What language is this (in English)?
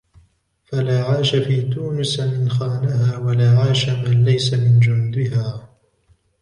Arabic